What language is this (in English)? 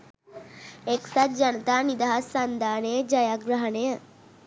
Sinhala